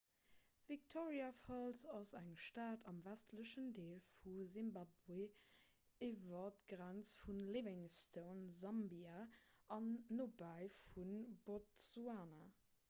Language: Luxembourgish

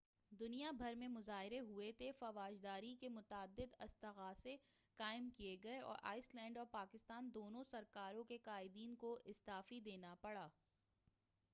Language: Urdu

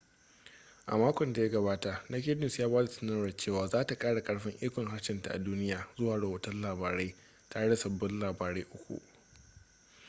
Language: Hausa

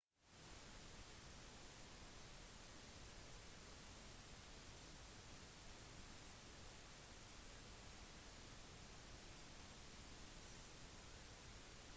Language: Norwegian Bokmål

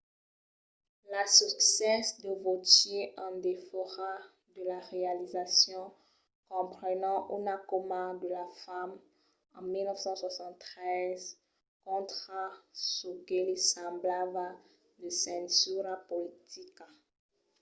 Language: Occitan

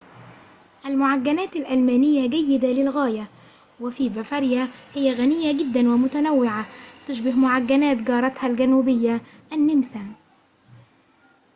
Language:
Arabic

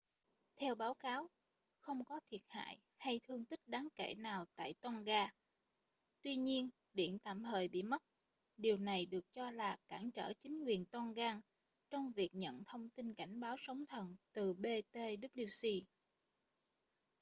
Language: Vietnamese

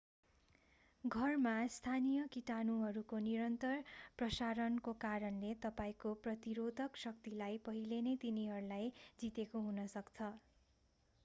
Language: Nepali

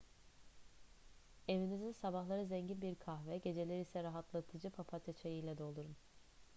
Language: Turkish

